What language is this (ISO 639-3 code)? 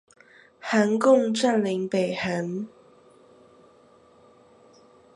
zho